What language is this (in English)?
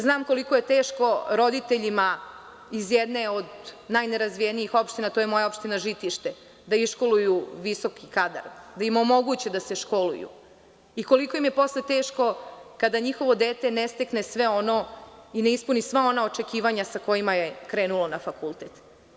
Serbian